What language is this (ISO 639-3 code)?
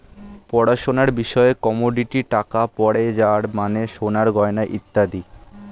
ben